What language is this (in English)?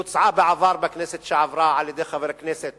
Hebrew